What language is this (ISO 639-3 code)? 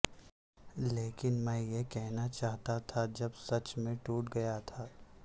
urd